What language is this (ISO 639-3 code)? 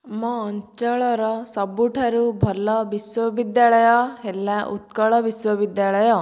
ori